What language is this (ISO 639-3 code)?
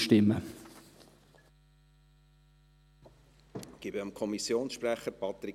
gsw